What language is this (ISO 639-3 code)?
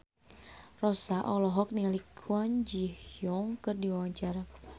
sun